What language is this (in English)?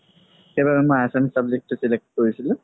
Assamese